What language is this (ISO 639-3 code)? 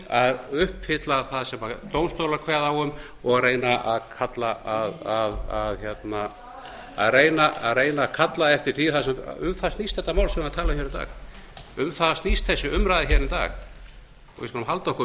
isl